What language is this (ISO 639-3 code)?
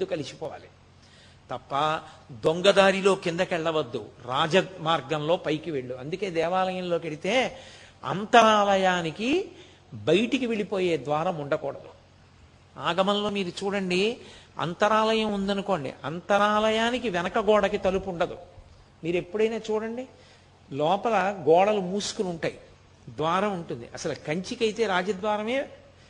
tel